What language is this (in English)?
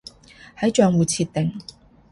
Cantonese